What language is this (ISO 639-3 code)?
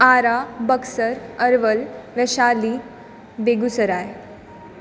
mai